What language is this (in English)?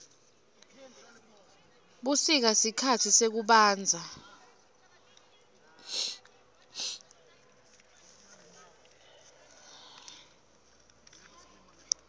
Swati